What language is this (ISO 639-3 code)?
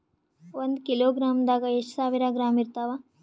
kan